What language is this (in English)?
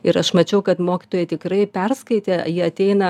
Lithuanian